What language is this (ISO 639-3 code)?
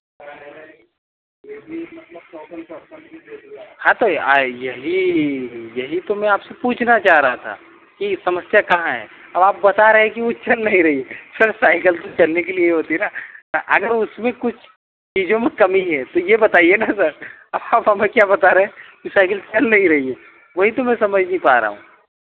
hin